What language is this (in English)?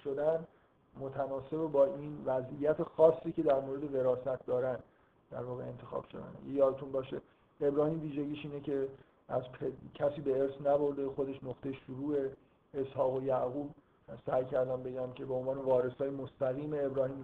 Persian